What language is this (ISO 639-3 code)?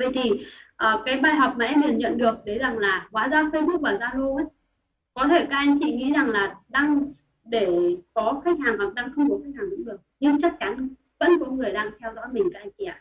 vie